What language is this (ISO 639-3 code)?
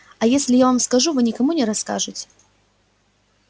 rus